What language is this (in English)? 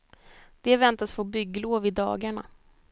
Swedish